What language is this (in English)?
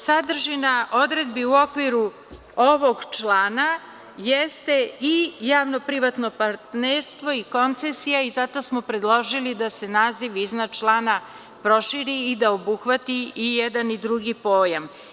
Serbian